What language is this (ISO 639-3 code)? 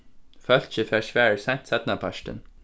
fao